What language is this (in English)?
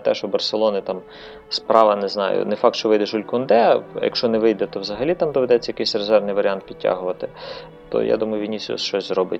Ukrainian